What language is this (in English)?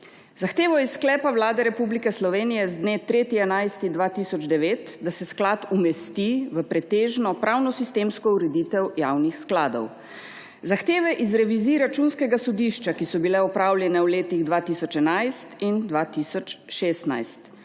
Slovenian